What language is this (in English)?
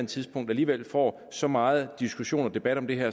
Danish